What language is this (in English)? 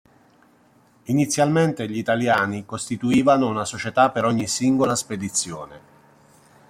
Italian